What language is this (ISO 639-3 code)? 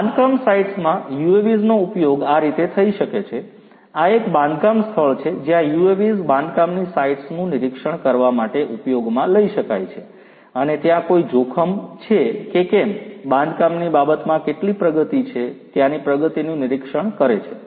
guj